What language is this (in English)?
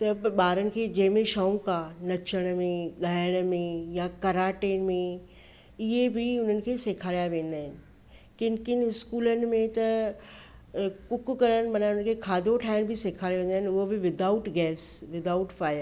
Sindhi